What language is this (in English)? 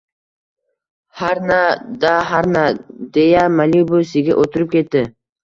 Uzbek